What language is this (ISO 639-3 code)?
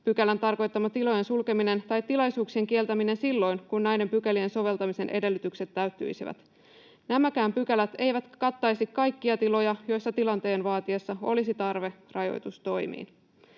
fin